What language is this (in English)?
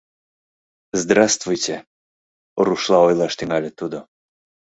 Mari